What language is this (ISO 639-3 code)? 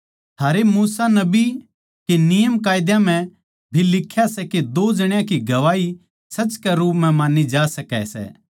bgc